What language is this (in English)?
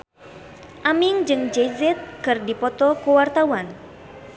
Sundanese